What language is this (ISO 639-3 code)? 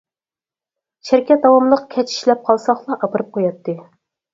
uig